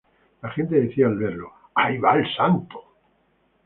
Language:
Spanish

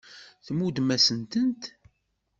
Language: Kabyle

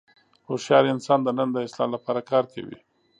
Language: Pashto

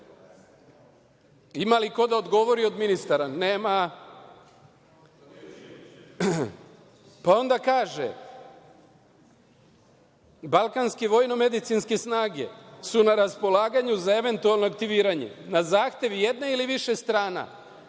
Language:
Serbian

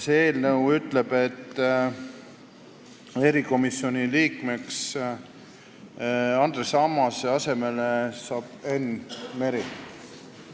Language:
Estonian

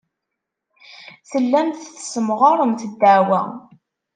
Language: Kabyle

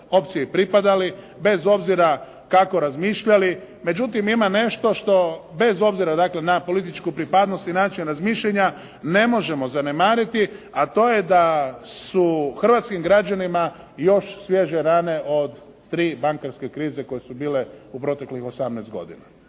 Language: Croatian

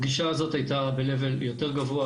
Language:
Hebrew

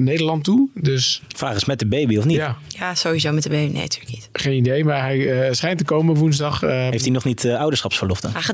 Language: Dutch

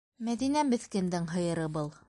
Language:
Bashkir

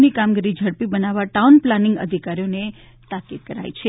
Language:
Gujarati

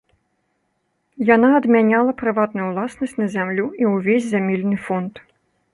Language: Belarusian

